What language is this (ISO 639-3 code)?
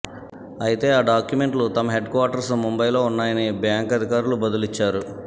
tel